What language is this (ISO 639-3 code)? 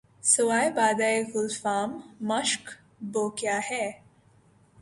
urd